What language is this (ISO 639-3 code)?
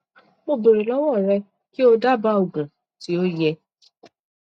yor